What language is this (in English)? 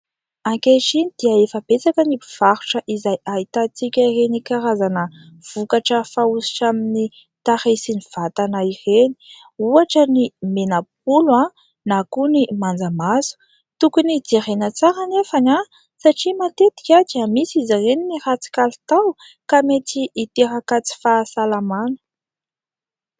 Malagasy